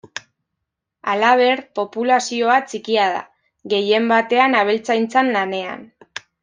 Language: Basque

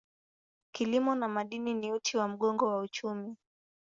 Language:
Swahili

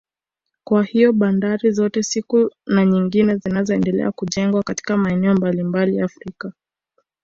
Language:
Swahili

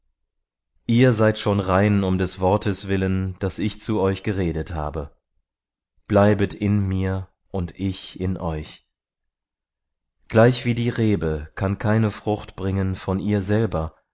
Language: German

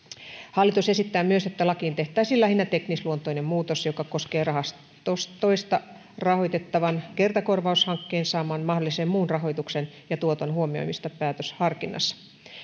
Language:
Finnish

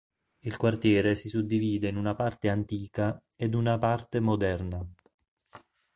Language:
Italian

